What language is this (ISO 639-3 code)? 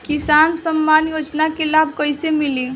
bho